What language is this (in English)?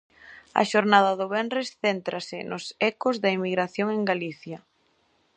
Galician